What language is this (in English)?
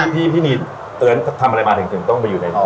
Thai